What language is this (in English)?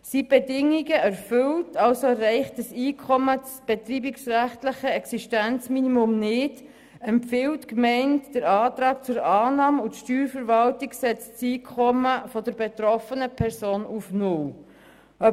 Swiss German